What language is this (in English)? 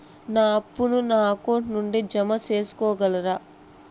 Telugu